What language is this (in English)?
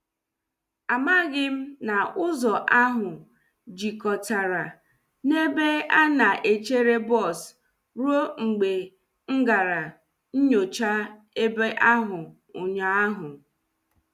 Igbo